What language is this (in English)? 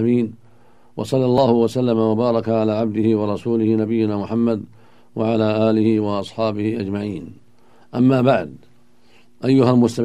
Arabic